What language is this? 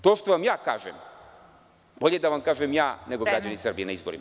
Serbian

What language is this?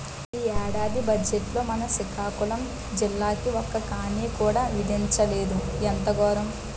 Telugu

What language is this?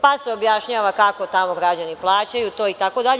Serbian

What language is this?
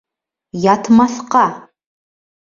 Bashkir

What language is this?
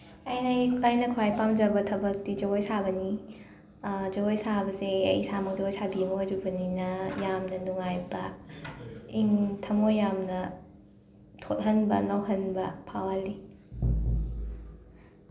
Manipuri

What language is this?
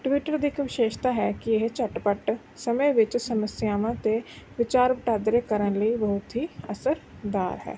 Punjabi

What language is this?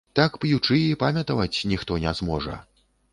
Belarusian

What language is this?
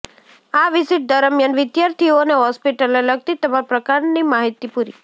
Gujarati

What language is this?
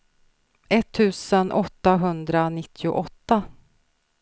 Swedish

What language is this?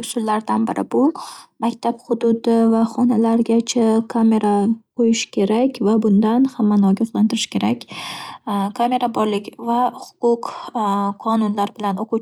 Uzbek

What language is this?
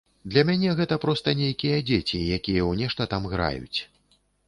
Belarusian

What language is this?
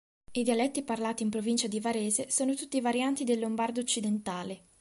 Italian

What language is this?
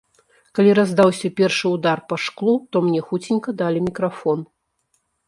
Belarusian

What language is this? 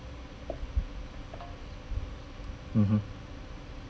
English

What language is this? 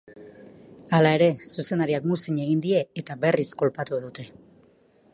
Basque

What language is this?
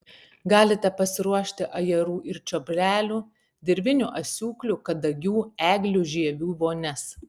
Lithuanian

